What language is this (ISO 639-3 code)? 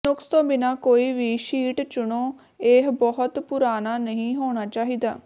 pan